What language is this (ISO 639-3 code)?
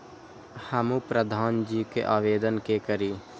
mai